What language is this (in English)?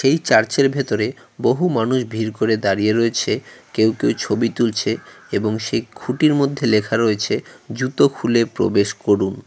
Bangla